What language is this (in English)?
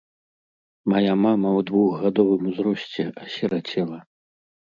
Belarusian